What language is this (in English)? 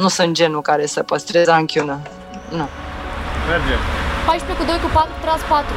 Romanian